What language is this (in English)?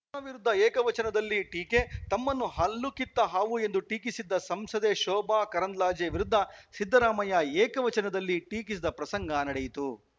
Kannada